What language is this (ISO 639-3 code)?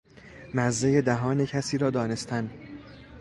fas